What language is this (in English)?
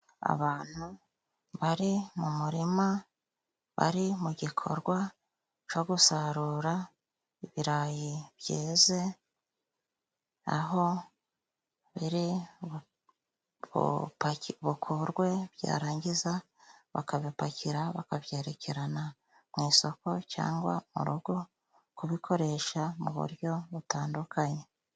Kinyarwanda